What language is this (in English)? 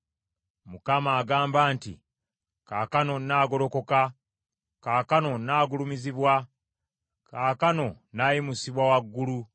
Ganda